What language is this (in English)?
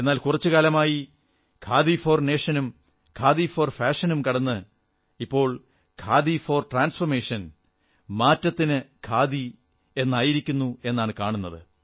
Malayalam